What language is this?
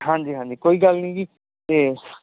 Punjabi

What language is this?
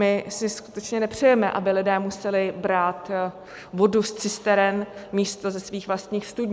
Czech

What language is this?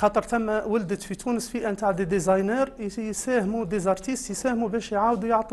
Arabic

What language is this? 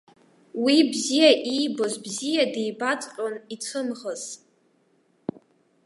Abkhazian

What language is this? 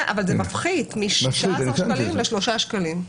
Hebrew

